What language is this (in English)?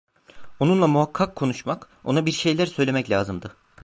Turkish